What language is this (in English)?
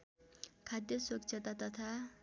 Nepali